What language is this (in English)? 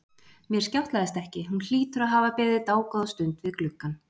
Icelandic